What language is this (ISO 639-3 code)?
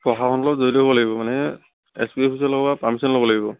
asm